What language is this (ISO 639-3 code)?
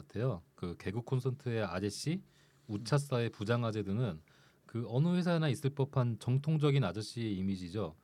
kor